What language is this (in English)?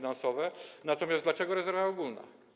Polish